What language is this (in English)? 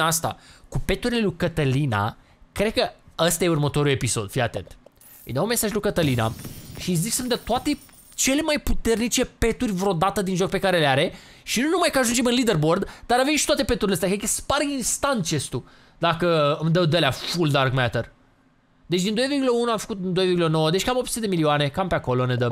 Romanian